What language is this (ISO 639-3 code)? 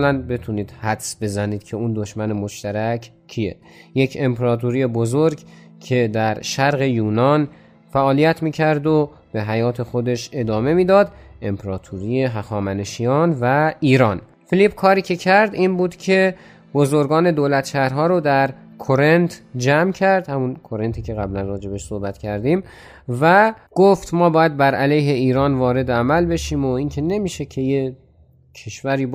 fas